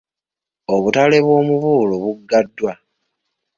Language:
Ganda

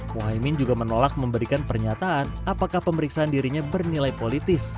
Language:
Indonesian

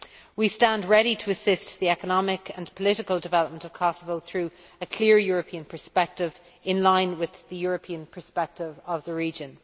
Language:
English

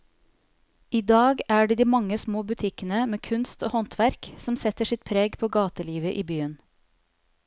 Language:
Norwegian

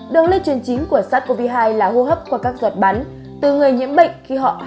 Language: Vietnamese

